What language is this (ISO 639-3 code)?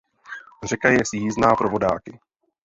ces